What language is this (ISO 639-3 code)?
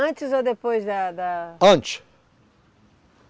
por